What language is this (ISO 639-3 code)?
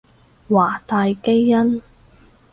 yue